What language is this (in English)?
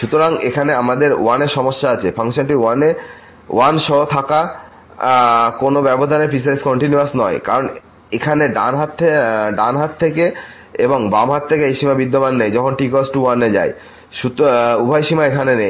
Bangla